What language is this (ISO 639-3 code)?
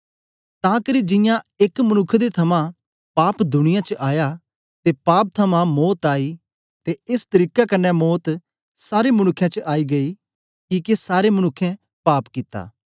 doi